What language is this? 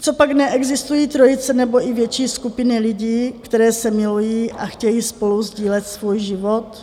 Czech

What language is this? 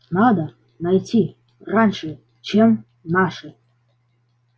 Russian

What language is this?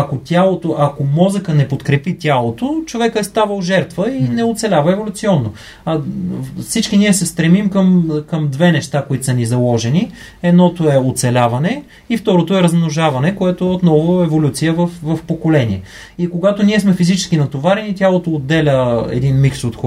Bulgarian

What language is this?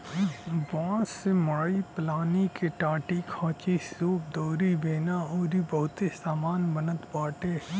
Bhojpuri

